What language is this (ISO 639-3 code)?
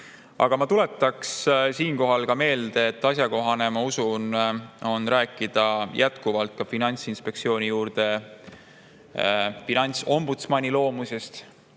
est